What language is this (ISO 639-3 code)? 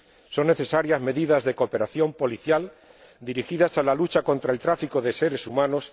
spa